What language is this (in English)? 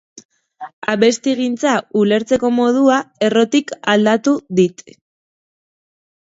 Basque